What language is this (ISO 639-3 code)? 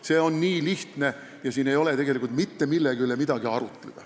est